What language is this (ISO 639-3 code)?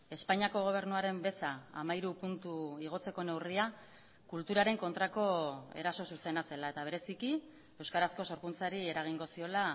eus